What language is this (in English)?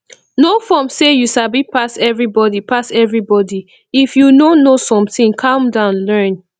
Nigerian Pidgin